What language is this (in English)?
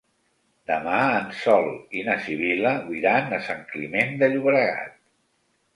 Catalan